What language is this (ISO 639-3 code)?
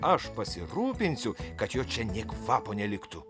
lit